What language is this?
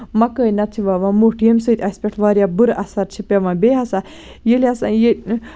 Kashmiri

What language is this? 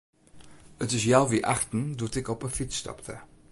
Western Frisian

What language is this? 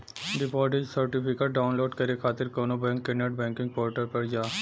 Bhojpuri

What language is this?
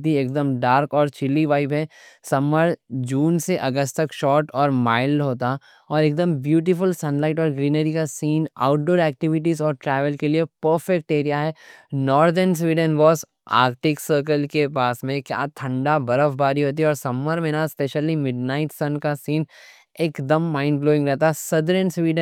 Deccan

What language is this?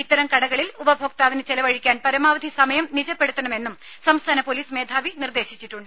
Malayalam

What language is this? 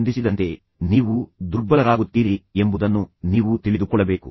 Kannada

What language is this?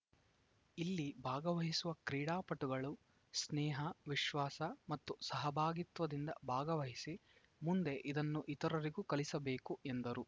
Kannada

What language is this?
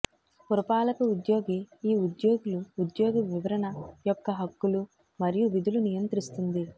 Telugu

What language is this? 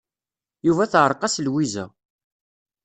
Kabyle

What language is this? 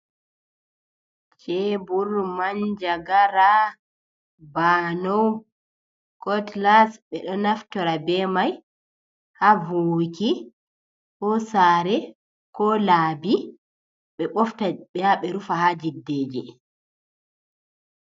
Fula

